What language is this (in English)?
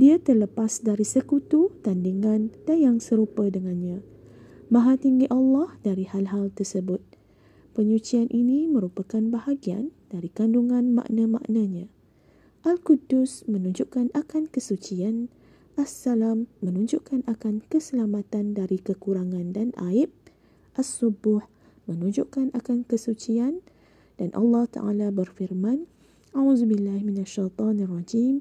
Malay